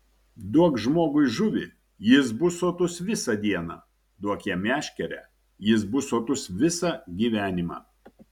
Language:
Lithuanian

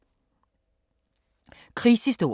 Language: Danish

